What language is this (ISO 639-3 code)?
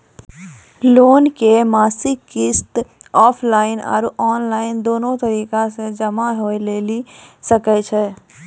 mai